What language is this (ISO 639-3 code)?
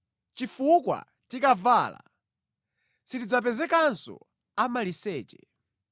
nya